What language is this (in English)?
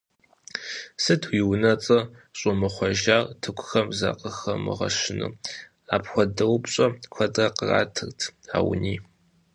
Kabardian